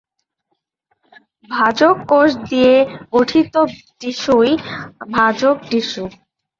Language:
Bangla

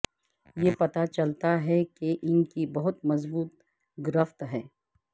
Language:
Urdu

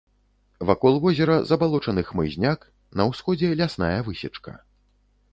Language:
Belarusian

